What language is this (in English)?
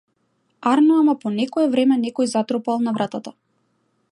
Macedonian